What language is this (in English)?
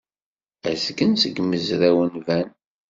Kabyle